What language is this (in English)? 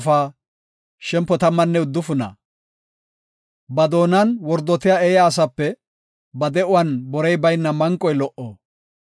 Gofa